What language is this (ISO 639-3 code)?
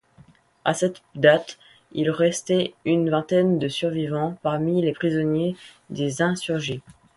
fra